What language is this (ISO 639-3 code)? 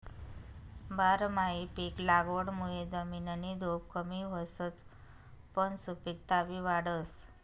mar